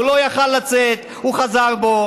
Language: Hebrew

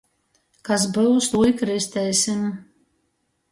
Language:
Latgalian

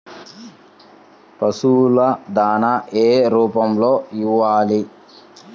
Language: Telugu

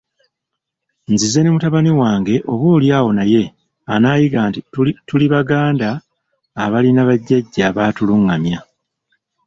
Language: Ganda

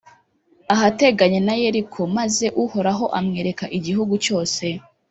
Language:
Kinyarwanda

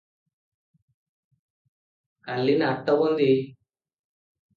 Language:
Odia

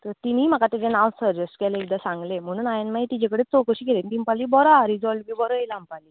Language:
Konkani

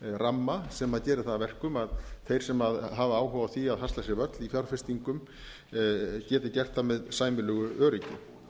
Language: Icelandic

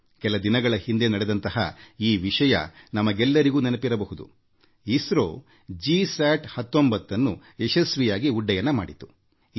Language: Kannada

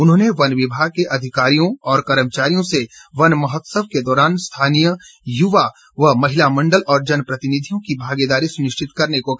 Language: Hindi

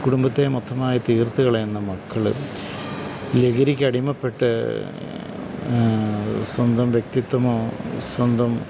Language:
Malayalam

